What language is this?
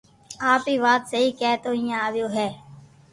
Loarki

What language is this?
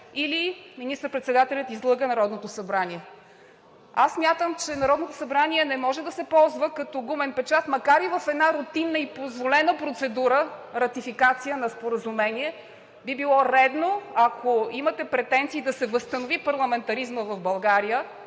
Bulgarian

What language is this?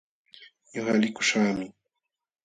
Jauja Wanca Quechua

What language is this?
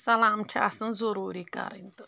Kashmiri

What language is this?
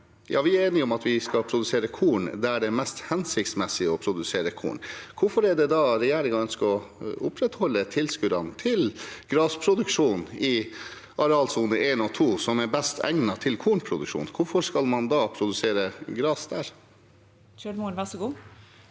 Norwegian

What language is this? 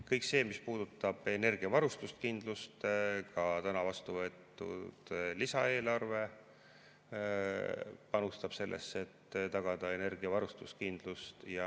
Estonian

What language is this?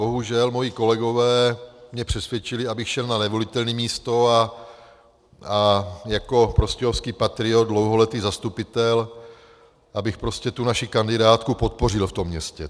Czech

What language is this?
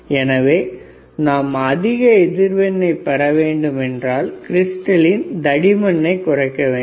Tamil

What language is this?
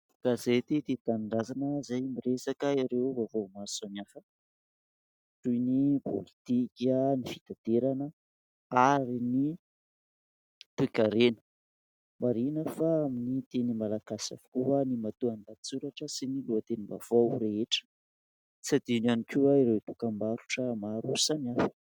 Malagasy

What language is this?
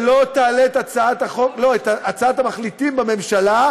Hebrew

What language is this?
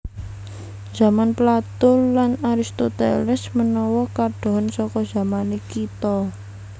Javanese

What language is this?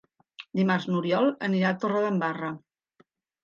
Catalan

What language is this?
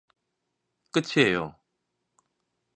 Korean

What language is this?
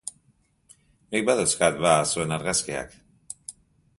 Basque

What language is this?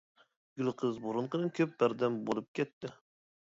Uyghur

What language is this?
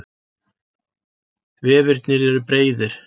Icelandic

